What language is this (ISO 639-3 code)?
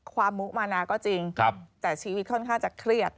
tha